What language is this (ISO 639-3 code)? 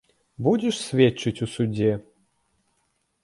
bel